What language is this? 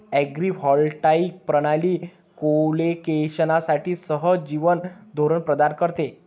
Marathi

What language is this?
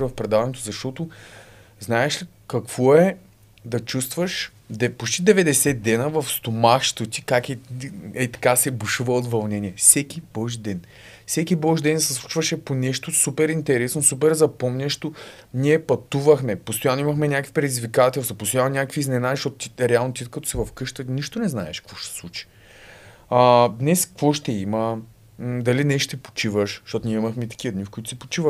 Bulgarian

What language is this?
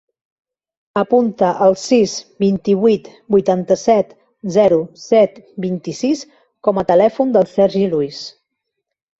Catalan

